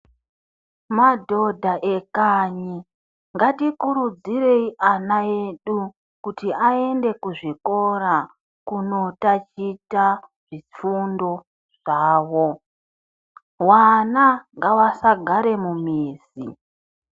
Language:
Ndau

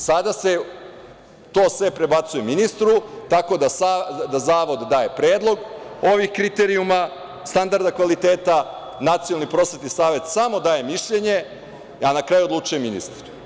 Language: Serbian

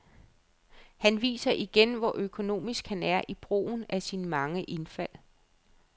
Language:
Danish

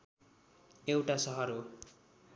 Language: Nepali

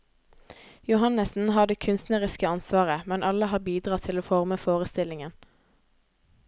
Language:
Norwegian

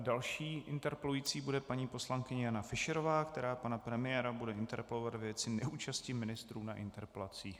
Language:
Czech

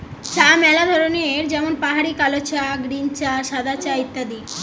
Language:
Bangla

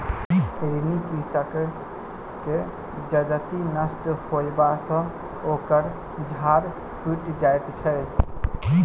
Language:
Maithili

